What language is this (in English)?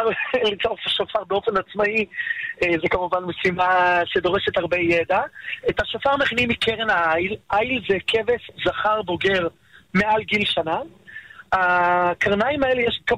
Hebrew